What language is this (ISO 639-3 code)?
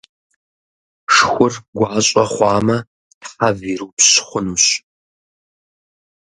kbd